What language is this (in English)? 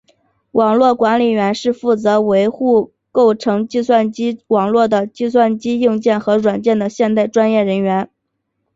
Chinese